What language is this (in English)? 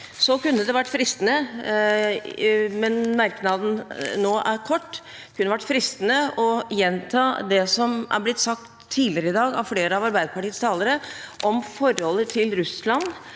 Norwegian